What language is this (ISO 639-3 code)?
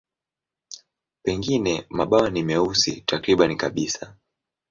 swa